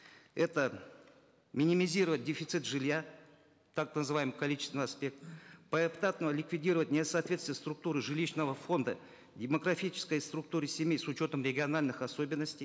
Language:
Kazakh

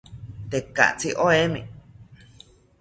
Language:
South Ucayali Ashéninka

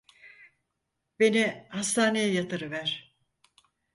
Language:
Turkish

